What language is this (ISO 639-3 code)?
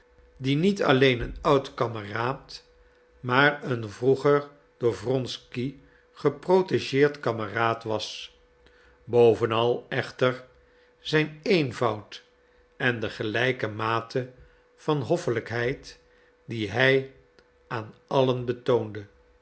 nld